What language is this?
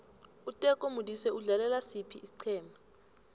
South Ndebele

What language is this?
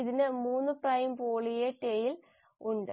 Malayalam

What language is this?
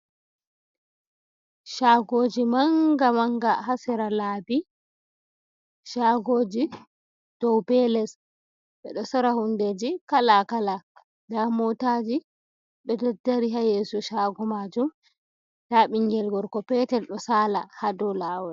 Fula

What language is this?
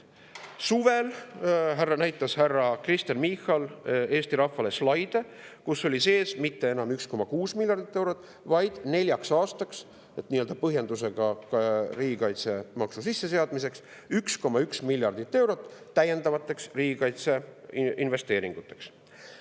Estonian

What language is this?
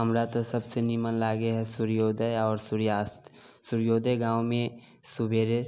Maithili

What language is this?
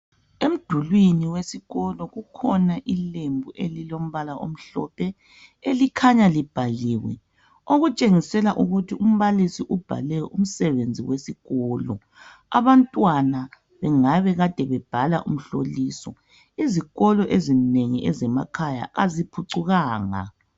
North Ndebele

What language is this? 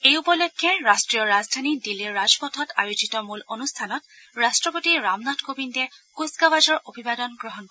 Assamese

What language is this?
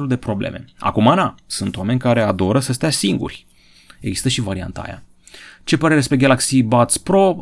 Romanian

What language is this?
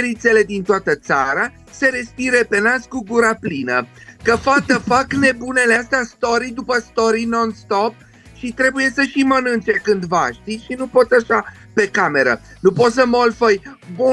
Romanian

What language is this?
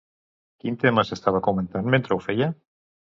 Catalan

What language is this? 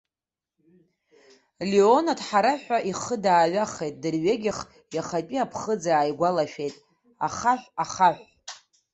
Abkhazian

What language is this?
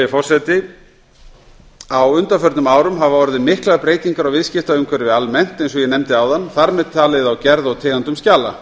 Icelandic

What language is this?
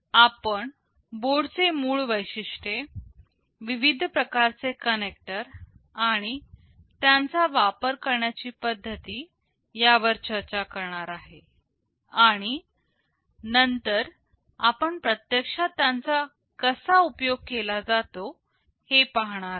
Marathi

